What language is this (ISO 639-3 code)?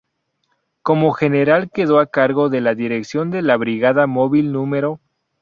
spa